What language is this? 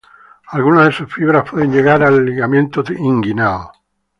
Spanish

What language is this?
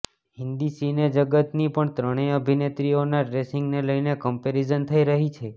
Gujarati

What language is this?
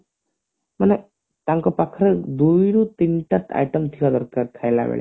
Odia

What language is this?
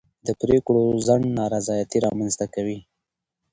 Pashto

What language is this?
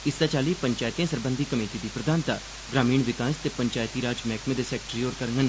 Dogri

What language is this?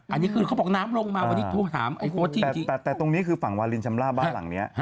Thai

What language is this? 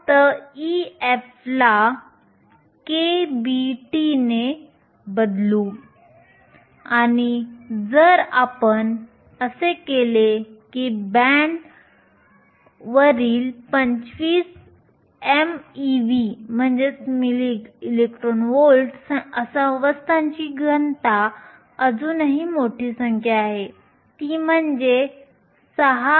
Marathi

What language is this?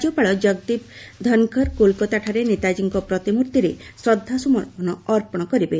Odia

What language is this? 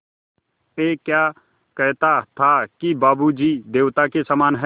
Hindi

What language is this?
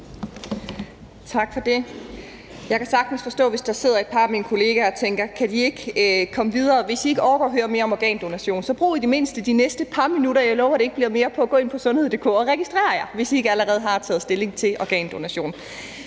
Danish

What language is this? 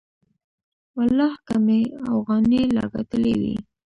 Pashto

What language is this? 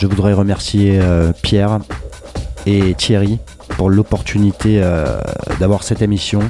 French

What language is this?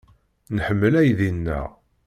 Kabyle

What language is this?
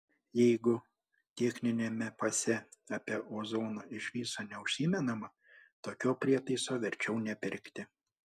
Lithuanian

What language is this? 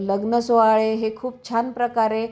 Marathi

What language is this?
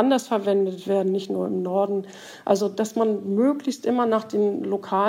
German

